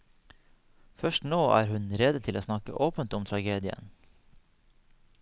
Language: Norwegian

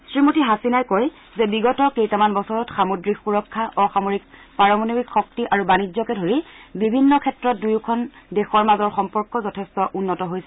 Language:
Assamese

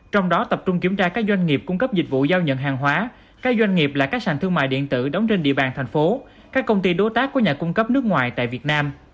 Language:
Vietnamese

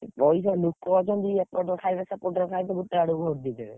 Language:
Odia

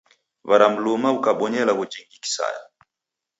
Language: Taita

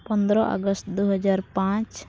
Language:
Santali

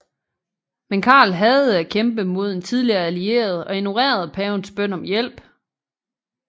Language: Danish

